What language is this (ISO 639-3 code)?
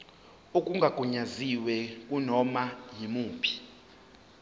zul